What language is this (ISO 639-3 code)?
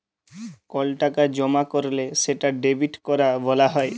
ben